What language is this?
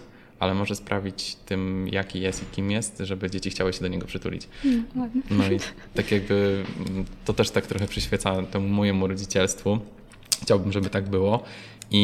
Polish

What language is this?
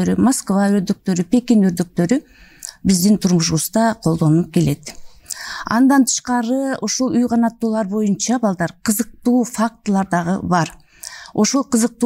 Turkish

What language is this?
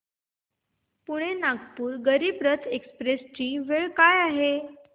Marathi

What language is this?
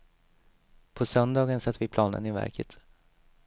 Swedish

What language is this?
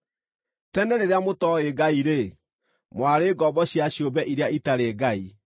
Kikuyu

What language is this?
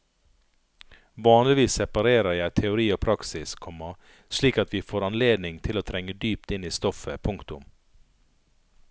Norwegian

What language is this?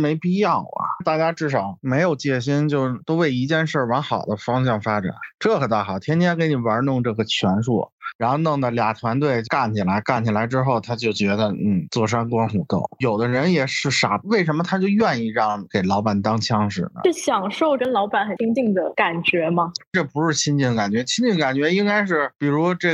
Chinese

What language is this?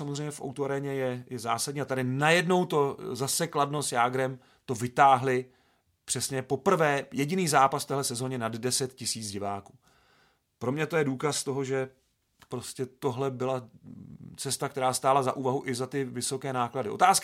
Czech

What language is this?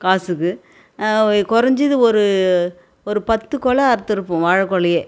Tamil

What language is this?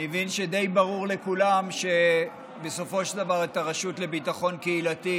Hebrew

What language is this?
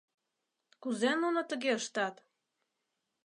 Mari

